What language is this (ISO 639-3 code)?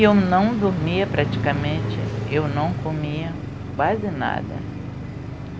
por